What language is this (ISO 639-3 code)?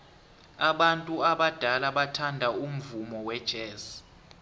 nbl